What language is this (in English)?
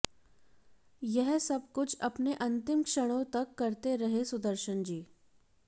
Hindi